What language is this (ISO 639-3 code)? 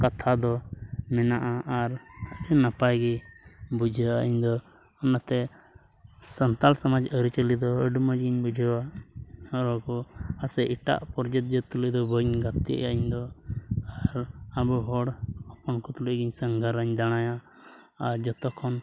sat